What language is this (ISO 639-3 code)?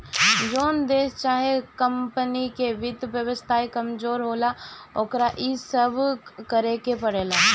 bho